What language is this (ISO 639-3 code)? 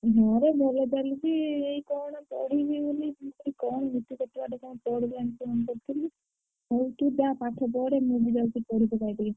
ori